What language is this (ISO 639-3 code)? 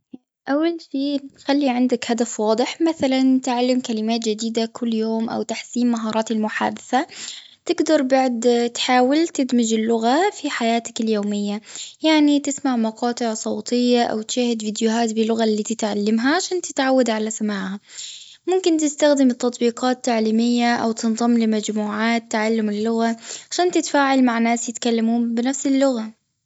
afb